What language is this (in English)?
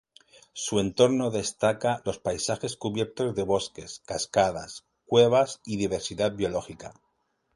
Spanish